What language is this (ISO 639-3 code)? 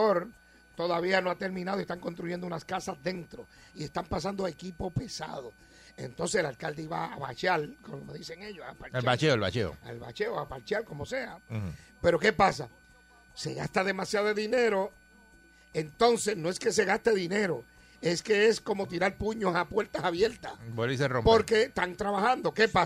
spa